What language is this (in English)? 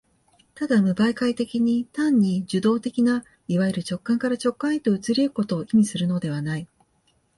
Japanese